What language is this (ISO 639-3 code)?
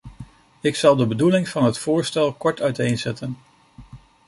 nld